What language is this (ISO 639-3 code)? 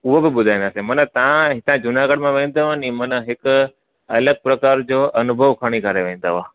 snd